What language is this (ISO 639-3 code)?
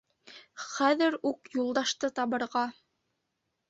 bak